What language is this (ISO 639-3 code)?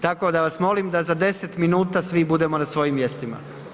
hrv